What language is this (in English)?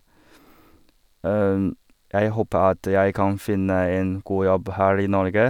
Norwegian